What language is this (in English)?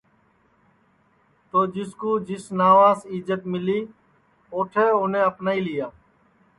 Sansi